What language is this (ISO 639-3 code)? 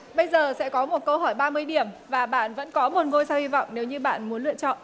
vie